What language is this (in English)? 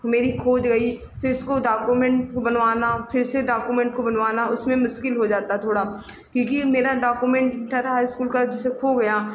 Hindi